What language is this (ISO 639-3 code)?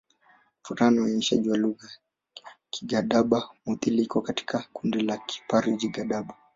swa